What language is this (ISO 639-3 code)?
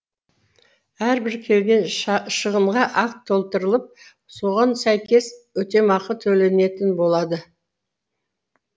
kaz